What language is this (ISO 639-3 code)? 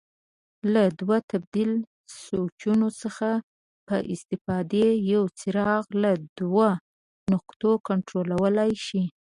pus